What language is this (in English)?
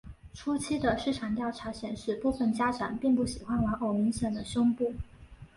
Chinese